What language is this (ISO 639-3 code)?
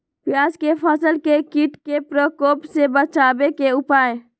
mag